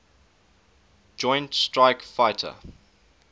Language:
English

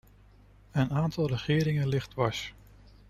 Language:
Dutch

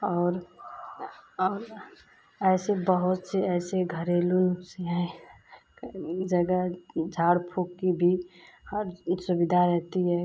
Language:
Hindi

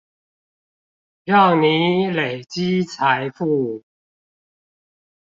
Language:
Chinese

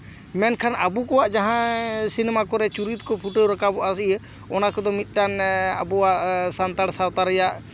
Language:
Santali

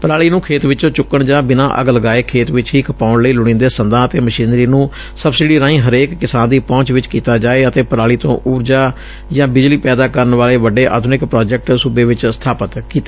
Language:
Punjabi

